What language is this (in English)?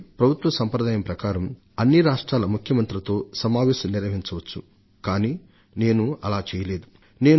Telugu